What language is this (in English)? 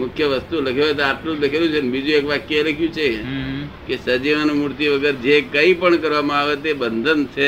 Gujarati